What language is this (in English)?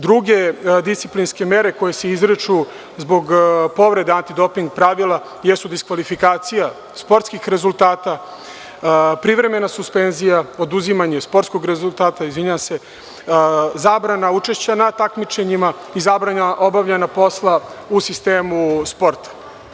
Serbian